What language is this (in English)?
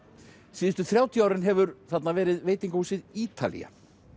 Icelandic